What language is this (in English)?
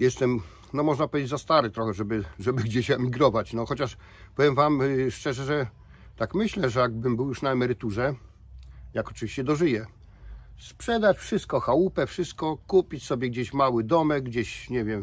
Polish